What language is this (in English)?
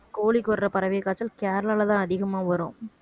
Tamil